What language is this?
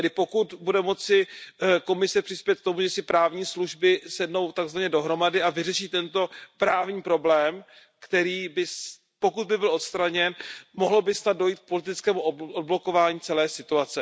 Czech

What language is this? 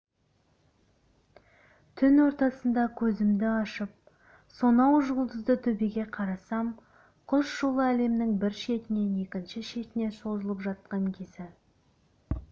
Kazakh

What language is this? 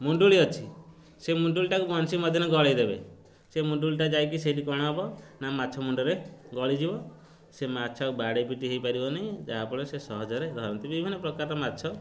Odia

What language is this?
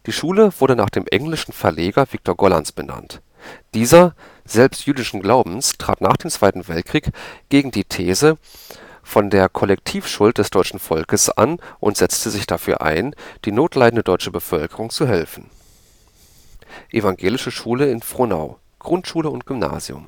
German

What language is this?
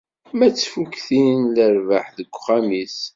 Kabyle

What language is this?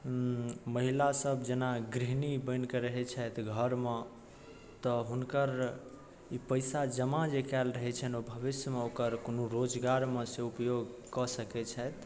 Maithili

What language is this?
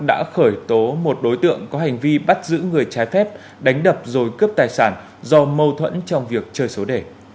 Vietnamese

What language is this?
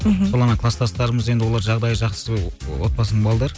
Kazakh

